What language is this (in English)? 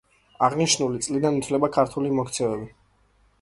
Georgian